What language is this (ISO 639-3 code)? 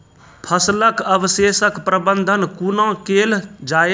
mai